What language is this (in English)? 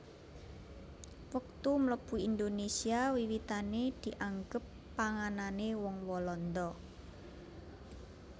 Javanese